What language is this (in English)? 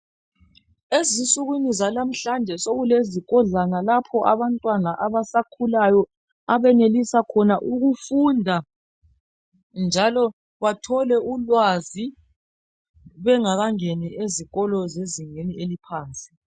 North Ndebele